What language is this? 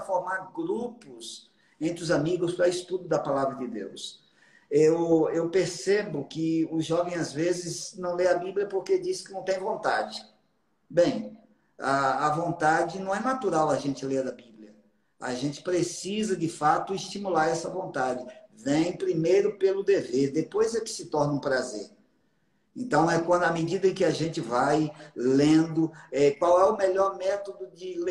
Portuguese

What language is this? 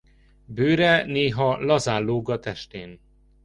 Hungarian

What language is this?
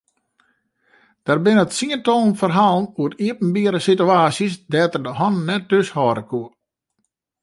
Western Frisian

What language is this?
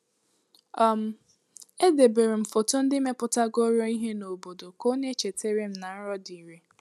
Igbo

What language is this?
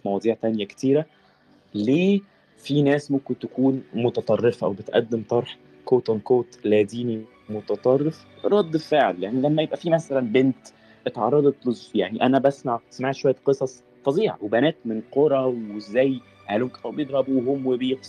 Arabic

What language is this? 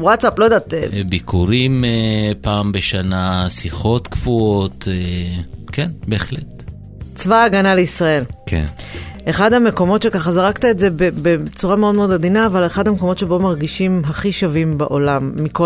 Hebrew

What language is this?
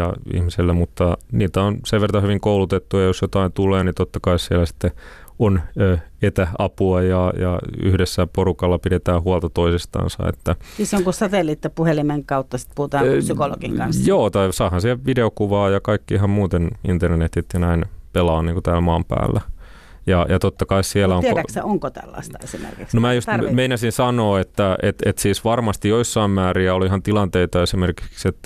Finnish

